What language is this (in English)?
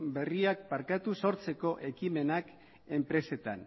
Basque